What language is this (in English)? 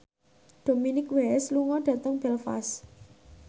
Javanese